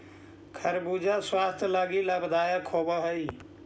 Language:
Magahi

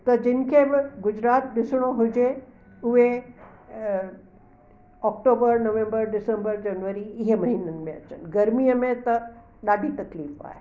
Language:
Sindhi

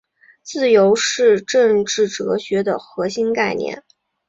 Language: Chinese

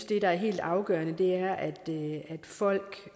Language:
Danish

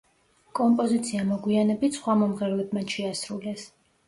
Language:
Georgian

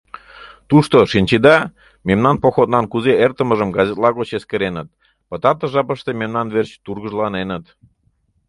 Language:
Mari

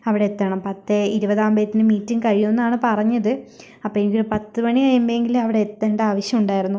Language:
Malayalam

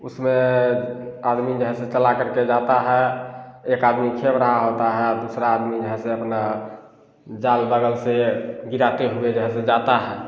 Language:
Hindi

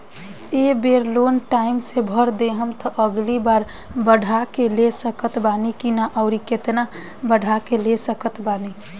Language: Bhojpuri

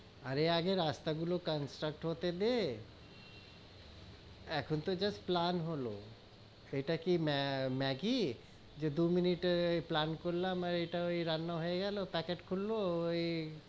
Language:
Bangla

